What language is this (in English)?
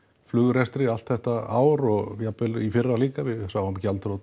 Icelandic